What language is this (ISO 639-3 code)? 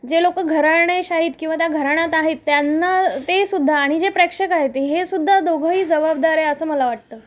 mar